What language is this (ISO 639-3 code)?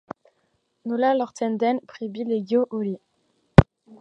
eus